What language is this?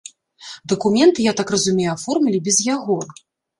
Belarusian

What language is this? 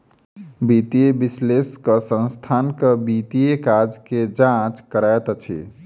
Maithili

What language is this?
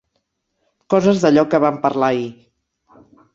Catalan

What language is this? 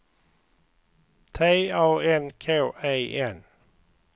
Swedish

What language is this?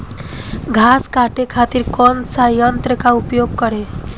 Bhojpuri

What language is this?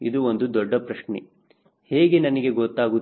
Kannada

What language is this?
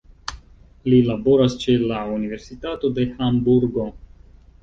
Esperanto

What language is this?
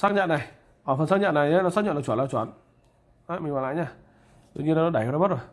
Vietnamese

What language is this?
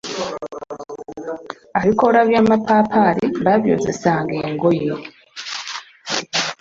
Ganda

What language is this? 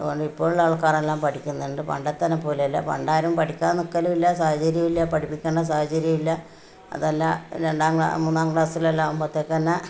Malayalam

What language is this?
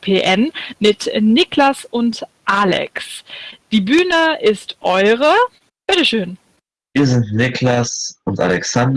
German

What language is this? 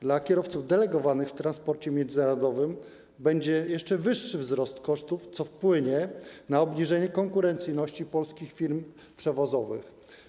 Polish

